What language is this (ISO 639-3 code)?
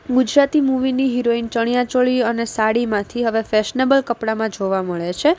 guj